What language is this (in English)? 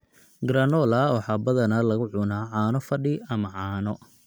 Somali